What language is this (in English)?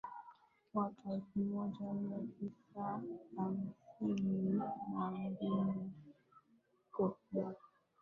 Swahili